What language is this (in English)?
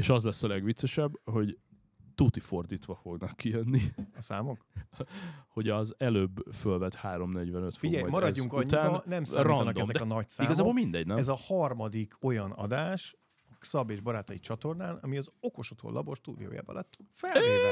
Hungarian